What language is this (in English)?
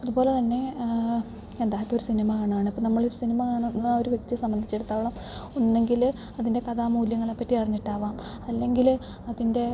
Malayalam